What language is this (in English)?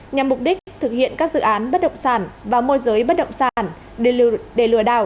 Vietnamese